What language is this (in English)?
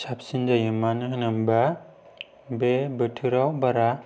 Bodo